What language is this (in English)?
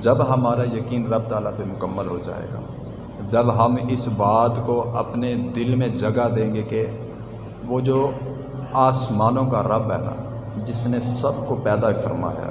Urdu